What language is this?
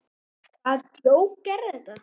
Icelandic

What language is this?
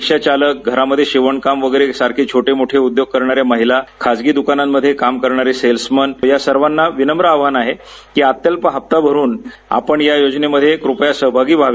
Marathi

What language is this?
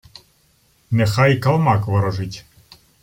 Ukrainian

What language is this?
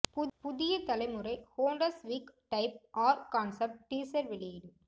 Tamil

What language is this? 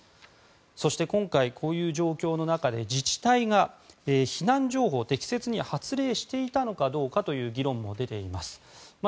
Japanese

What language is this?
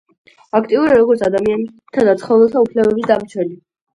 Georgian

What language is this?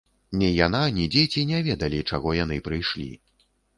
Belarusian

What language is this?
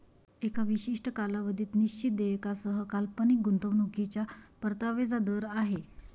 Marathi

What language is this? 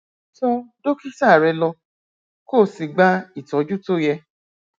Yoruba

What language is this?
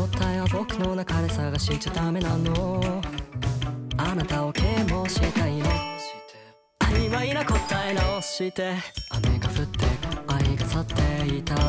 Thai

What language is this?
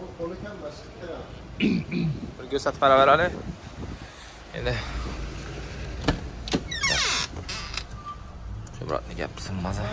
Turkish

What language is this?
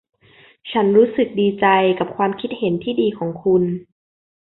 Thai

